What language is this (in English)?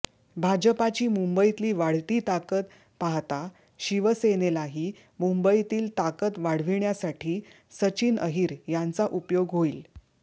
Marathi